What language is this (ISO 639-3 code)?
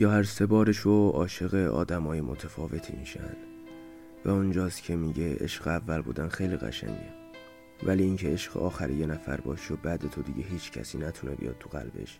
fas